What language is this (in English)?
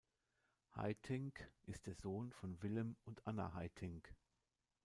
German